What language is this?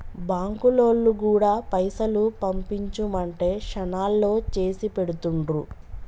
Telugu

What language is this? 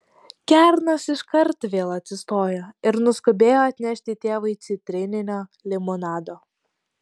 Lithuanian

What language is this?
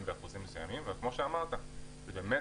Hebrew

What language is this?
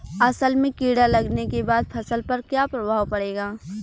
Bhojpuri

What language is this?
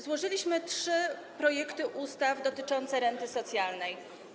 Polish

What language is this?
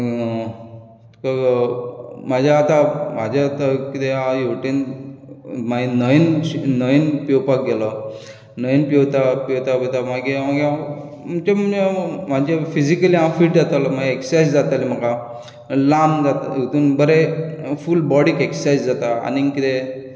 Konkani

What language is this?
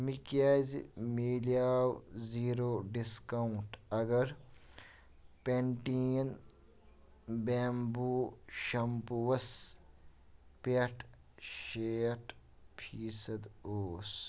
Kashmiri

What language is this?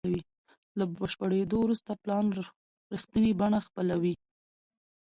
Pashto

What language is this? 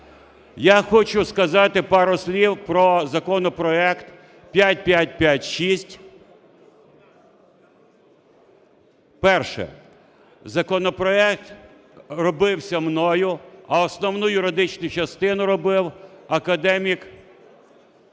Ukrainian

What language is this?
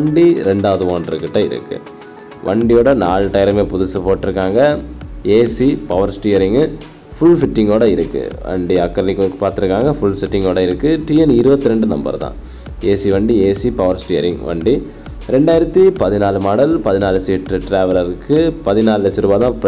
Tamil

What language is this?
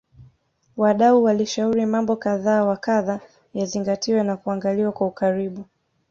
Swahili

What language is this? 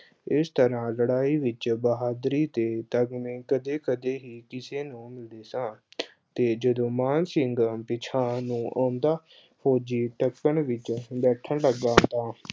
Punjabi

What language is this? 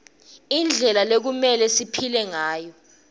Swati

